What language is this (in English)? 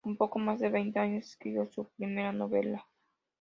Spanish